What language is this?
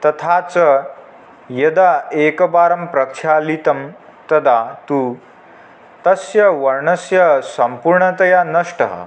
Sanskrit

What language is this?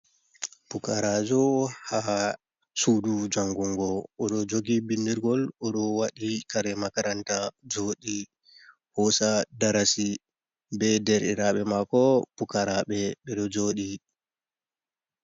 Fula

